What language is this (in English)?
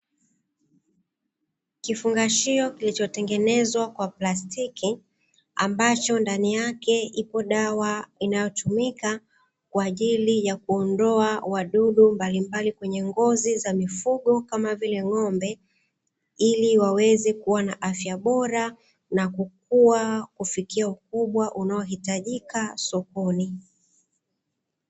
Swahili